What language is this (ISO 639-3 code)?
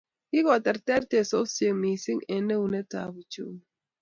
kln